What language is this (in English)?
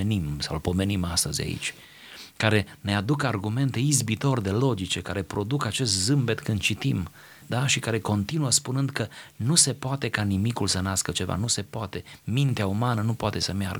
Romanian